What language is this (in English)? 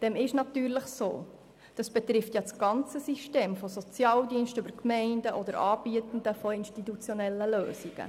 Swiss German